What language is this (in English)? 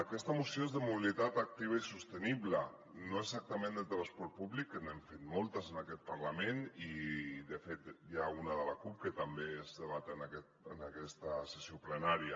Catalan